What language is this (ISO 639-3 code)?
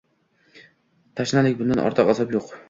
uzb